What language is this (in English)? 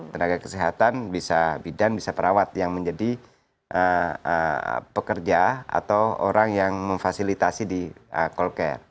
Indonesian